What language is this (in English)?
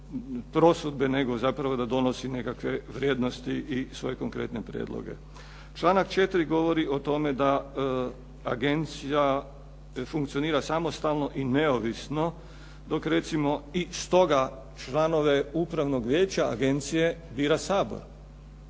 Croatian